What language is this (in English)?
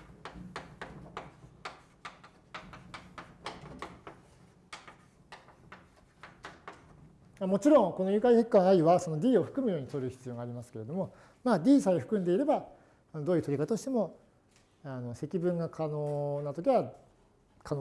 Japanese